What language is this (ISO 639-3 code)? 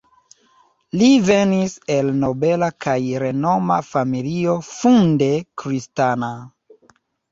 epo